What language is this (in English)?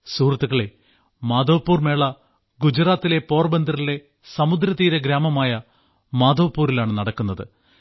Malayalam